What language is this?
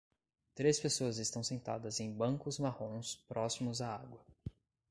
Portuguese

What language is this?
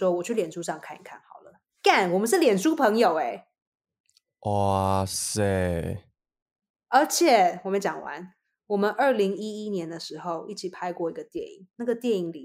Chinese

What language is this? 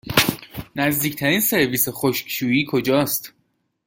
Persian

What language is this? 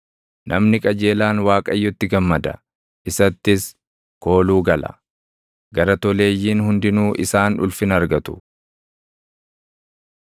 Oromo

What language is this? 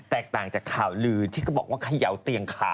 Thai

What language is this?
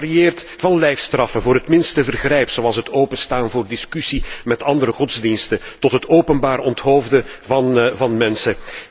Dutch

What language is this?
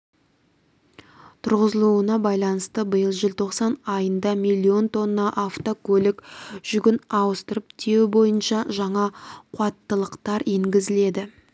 Kazakh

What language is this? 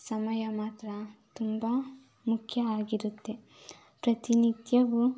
Kannada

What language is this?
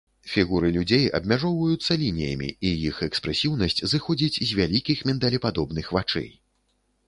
Belarusian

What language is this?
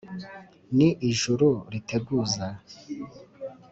Kinyarwanda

